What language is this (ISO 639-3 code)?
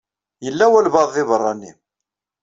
kab